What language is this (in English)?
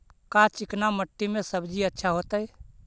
Magahi